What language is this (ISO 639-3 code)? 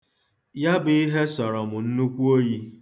ibo